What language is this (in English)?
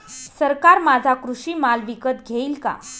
Marathi